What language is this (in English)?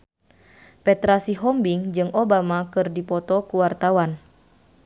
Sundanese